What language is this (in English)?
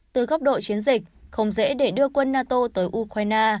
Vietnamese